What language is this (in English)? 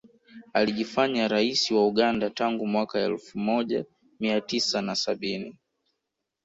Swahili